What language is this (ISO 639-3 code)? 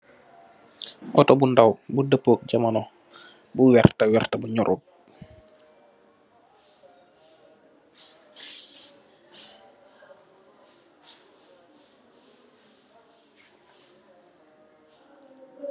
wol